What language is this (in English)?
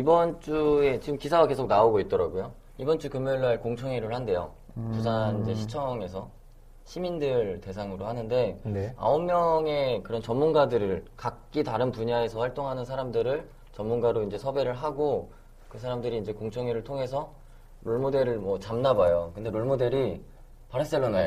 Korean